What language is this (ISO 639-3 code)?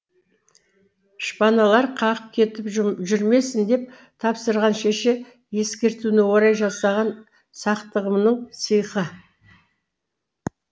kaz